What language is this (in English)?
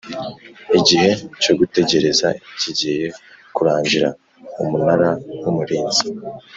Kinyarwanda